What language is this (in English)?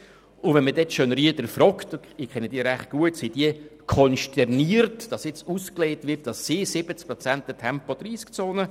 Swiss German